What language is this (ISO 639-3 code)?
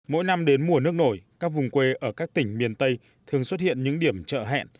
vie